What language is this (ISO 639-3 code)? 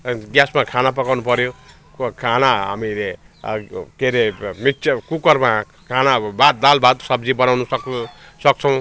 nep